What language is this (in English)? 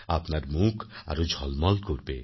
Bangla